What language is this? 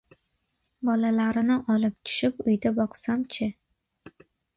Uzbek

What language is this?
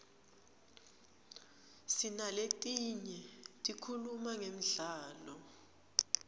Swati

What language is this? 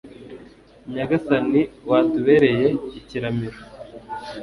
Kinyarwanda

